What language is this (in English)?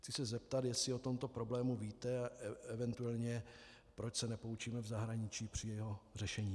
Czech